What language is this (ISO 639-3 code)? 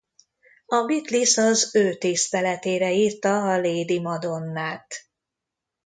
hun